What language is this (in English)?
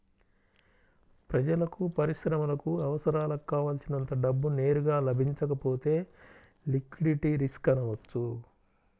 Telugu